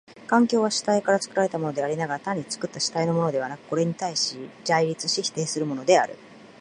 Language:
Japanese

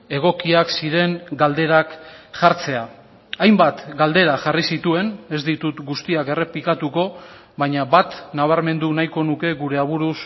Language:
Basque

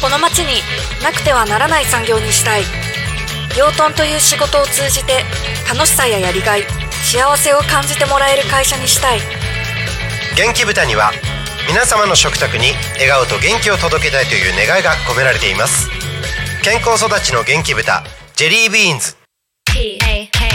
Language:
Japanese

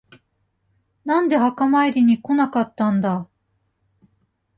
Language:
Japanese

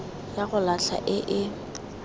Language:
Tswana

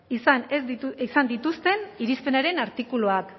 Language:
Basque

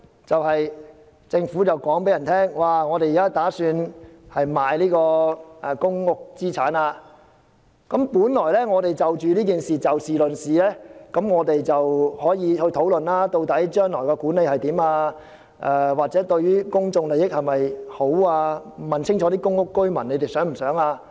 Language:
Cantonese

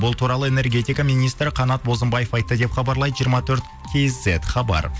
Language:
Kazakh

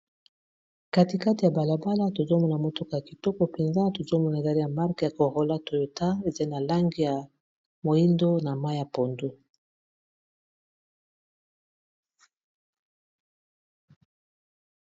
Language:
Lingala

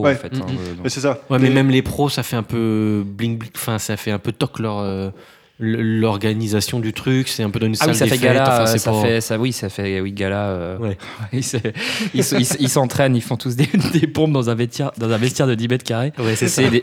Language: French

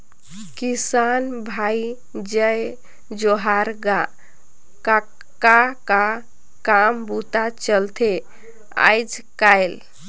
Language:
Chhattisgarhi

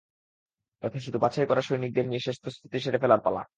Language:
Bangla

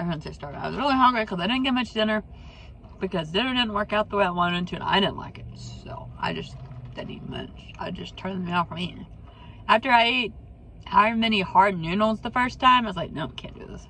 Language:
English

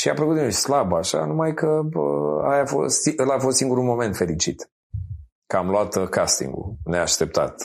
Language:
Romanian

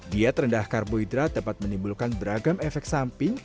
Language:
Indonesian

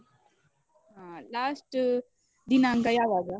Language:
Kannada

